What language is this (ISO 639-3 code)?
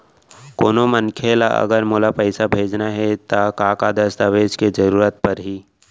hne